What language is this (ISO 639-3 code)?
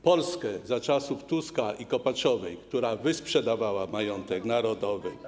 pol